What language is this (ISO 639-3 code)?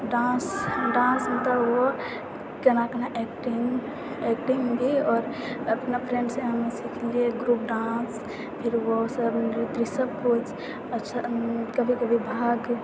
mai